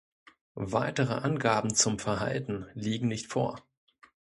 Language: German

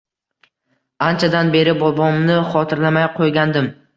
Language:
Uzbek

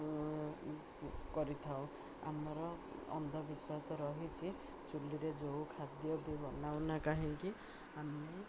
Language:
Odia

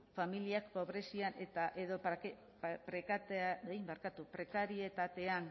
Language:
Basque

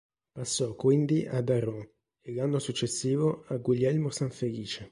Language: Italian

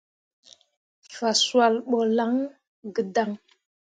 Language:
Mundang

